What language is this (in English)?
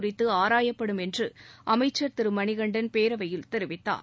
Tamil